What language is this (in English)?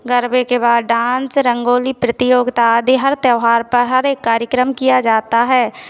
Hindi